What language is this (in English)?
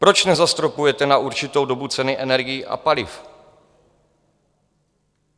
Czech